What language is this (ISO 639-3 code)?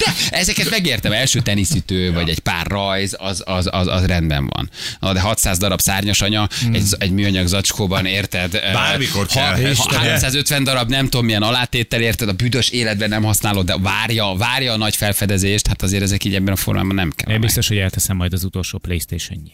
hun